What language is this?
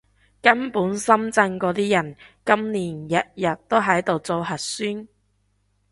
Cantonese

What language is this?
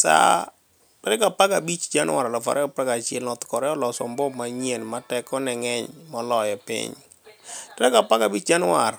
Luo (Kenya and Tanzania)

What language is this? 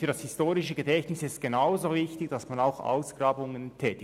Swiss German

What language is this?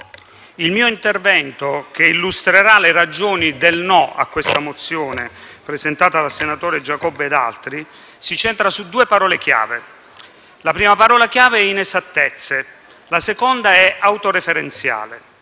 Italian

